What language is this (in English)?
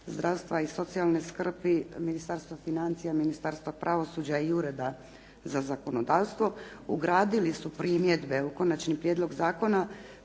Croatian